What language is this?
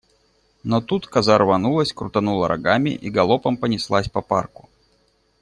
Russian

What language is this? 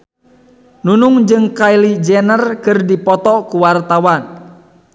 Sundanese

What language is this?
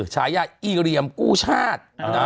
Thai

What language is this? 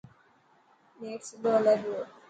Dhatki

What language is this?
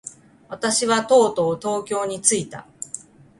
Japanese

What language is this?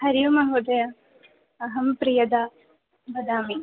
Sanskrit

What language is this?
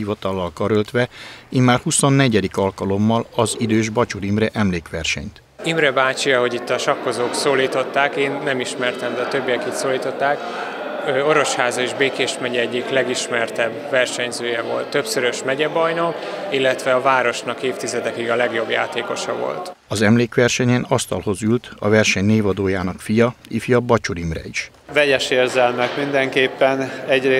Hungarian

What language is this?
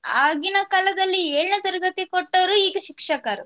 Kannada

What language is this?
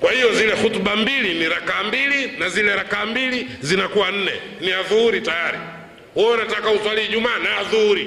Swahili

